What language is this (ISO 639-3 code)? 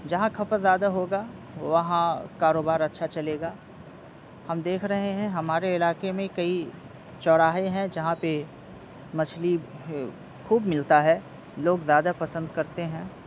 urd